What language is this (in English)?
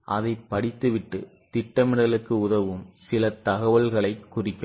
Tamil